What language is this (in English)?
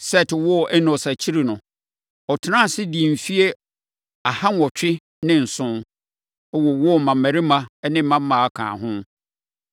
Akan